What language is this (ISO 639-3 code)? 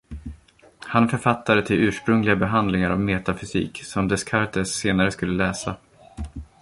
swe